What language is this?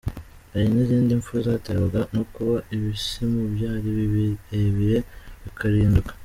Kinyarwanda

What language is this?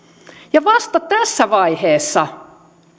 Finnish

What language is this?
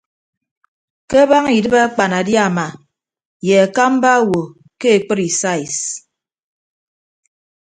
Ibibio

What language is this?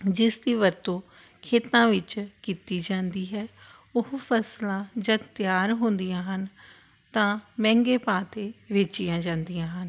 Punjabi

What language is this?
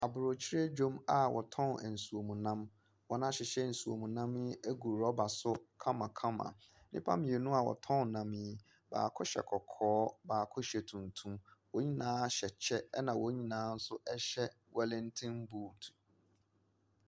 Akan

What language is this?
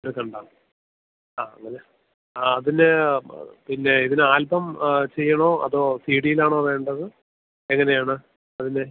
Malayalam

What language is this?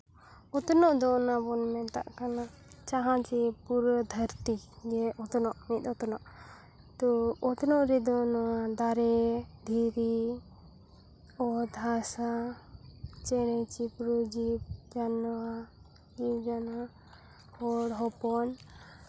Santali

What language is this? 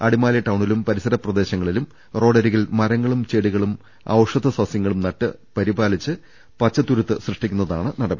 Malayalam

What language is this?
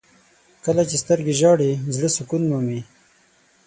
Pashto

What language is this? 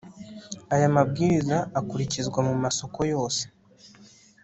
Kinyarwanda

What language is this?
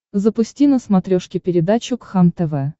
Russian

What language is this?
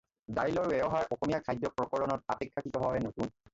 Assamese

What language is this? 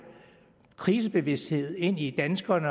Danish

